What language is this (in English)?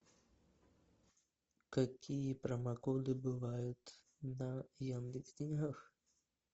Russian